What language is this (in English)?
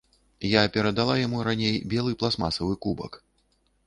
Belarusian